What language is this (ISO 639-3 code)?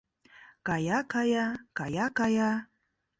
chm